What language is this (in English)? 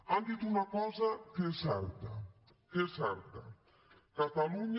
Catalan